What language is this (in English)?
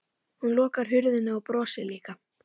Icelandic